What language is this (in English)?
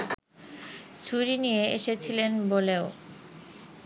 Bangla